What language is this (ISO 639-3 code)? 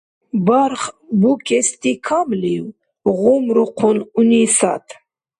dar